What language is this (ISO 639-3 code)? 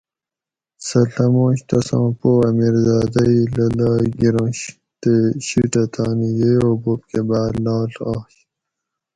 gwc